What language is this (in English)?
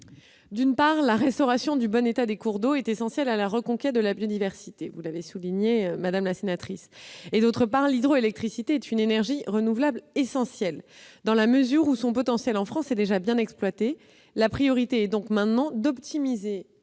French